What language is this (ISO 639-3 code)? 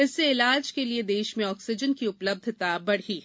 hin